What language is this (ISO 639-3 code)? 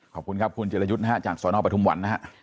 tha